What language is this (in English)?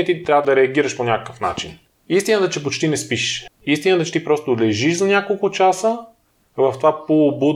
Bulgarian